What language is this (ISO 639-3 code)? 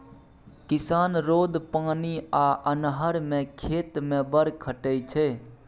mai